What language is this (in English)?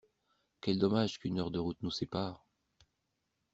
French